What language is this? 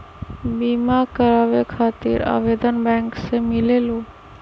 Magahi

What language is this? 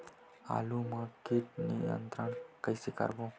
Chhattisgarhi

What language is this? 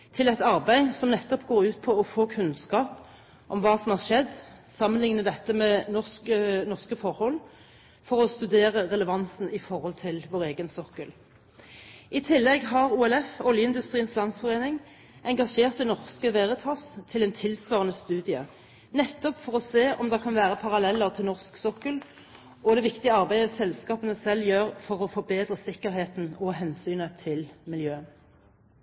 Norwegian Bokmål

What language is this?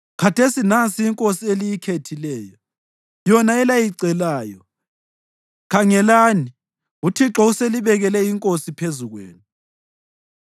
North Ndebele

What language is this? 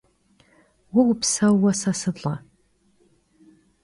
Kabardian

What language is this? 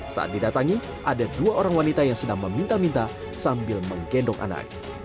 Indonesian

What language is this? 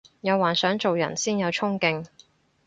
Cantonese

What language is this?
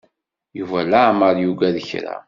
Kabyle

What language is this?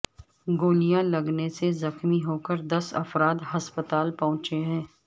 Urdu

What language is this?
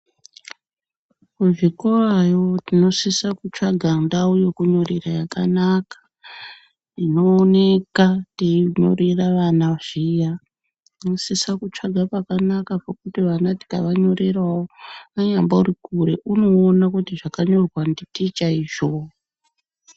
Ndau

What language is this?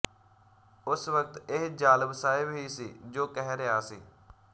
Punjabi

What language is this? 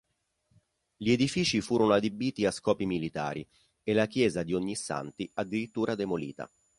Italian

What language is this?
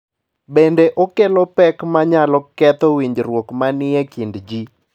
Luo (Kenya and Tanzania)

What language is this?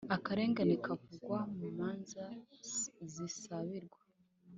Kinyarwanda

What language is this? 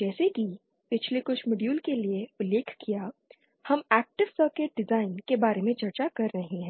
Hindi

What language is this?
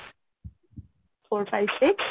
Bangla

